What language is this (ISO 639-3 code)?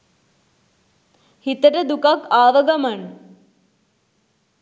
sin